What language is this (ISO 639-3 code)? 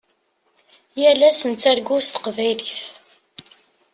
kab